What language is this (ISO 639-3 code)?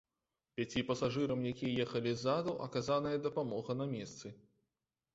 bel